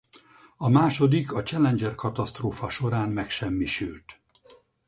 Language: Hungarian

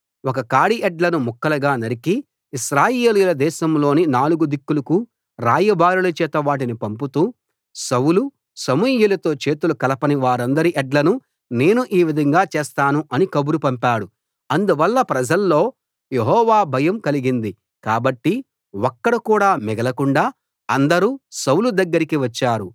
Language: Telugu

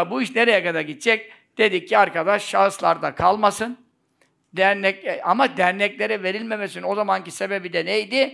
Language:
Turkish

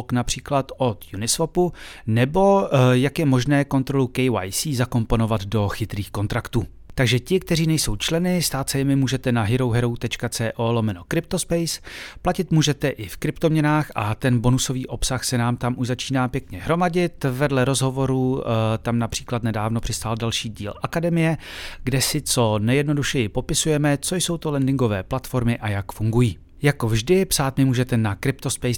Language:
Czech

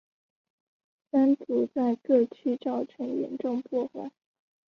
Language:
Chinese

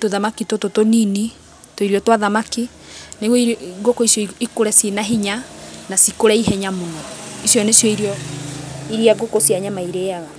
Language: Kikuyu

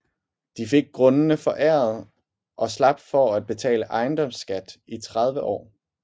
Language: Danish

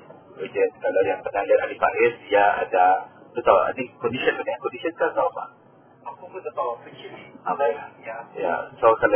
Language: Malay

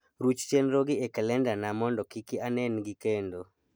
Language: Luo (Kenya and Tanzania)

